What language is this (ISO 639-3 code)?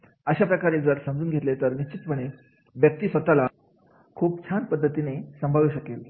mar